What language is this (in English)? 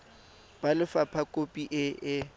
Tswana